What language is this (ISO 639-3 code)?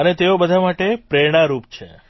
guj